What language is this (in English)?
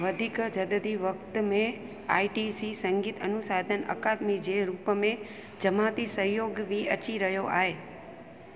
Sindhi